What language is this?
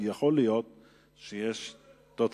Hebrew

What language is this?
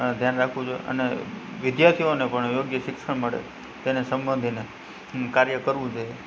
Gujarati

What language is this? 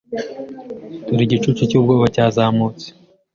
Kinyarwanda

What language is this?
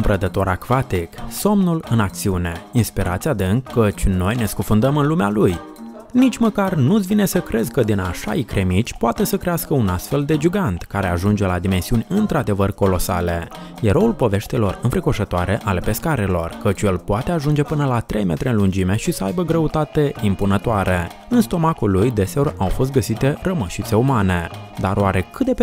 Romanian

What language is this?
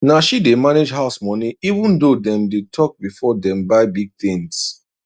Nigerian Pidgin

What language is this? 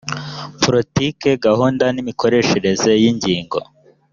Kinyarwanda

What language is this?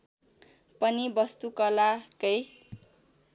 Nepali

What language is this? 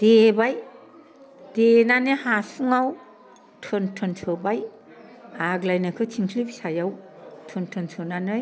Bodo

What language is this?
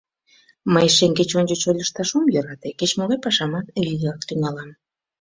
Mari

